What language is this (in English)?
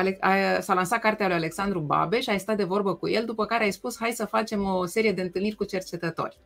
Romanian